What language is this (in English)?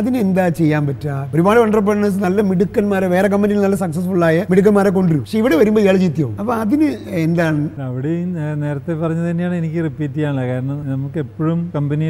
Malayalam